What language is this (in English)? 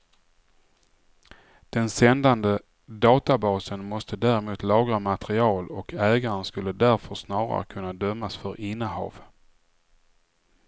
Swedish